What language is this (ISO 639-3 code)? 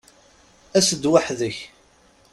kab